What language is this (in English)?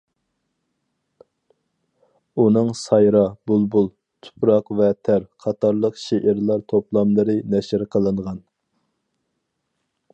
Uyghur